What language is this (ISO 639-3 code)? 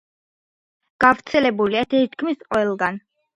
kat